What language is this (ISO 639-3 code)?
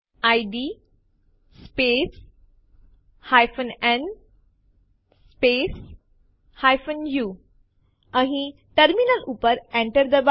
guj